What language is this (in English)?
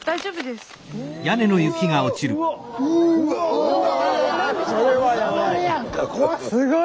Japanese